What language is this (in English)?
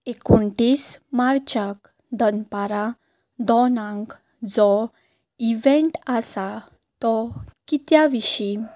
Konkani